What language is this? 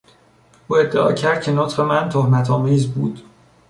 Persian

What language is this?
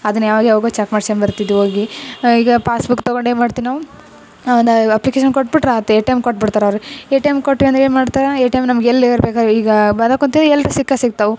Kannada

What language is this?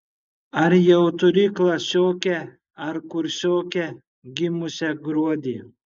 Lithuanian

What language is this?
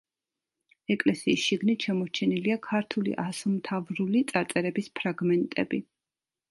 Georgian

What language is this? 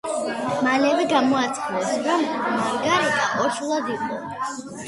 Georgian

